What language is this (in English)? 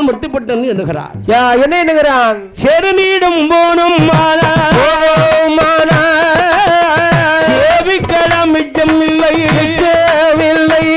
Arabic